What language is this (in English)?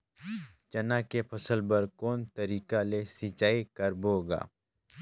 Chhattisgarhi